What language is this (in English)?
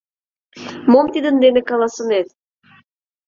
Mari